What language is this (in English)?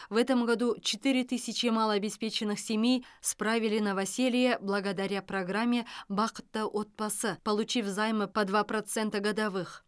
Kazakh